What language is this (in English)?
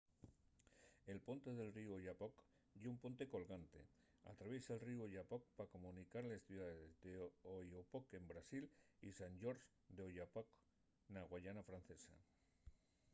Asturian